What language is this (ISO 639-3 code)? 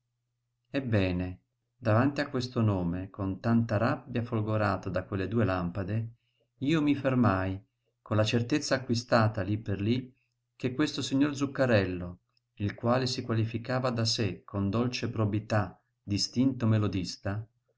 ita